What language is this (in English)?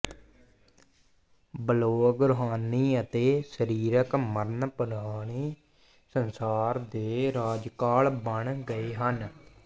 Punjabi